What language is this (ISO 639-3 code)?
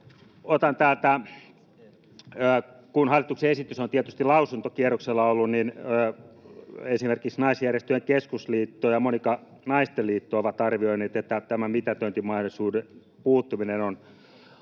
fin